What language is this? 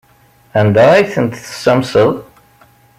Kabyle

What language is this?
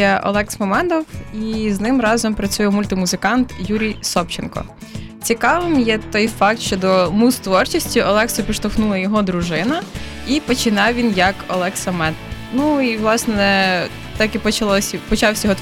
Ukrainian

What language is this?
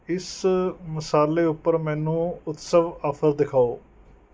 Punjabi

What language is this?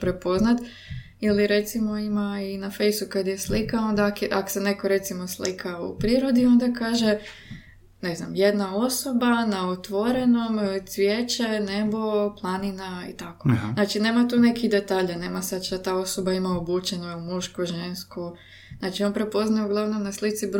Croatian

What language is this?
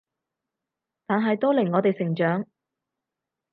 Cantonese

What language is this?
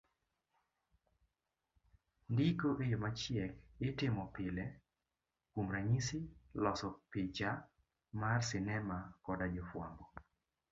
Luo (Kenya and Tanzania)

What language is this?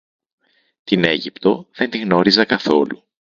Greek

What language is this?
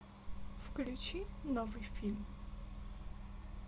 Russian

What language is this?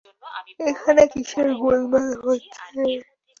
Bangla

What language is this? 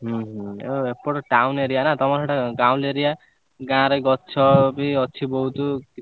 Odia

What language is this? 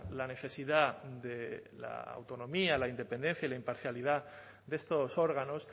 Spanish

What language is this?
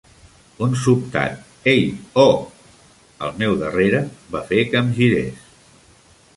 Catalan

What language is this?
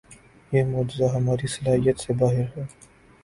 Urdu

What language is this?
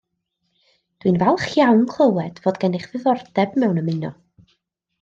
Welsh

